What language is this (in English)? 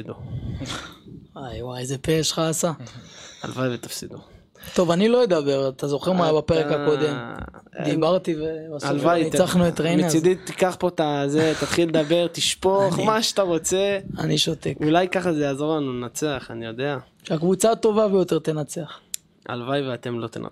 Hebrew